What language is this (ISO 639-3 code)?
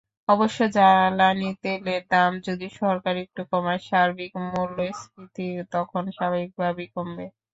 ben